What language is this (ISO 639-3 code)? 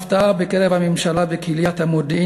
heb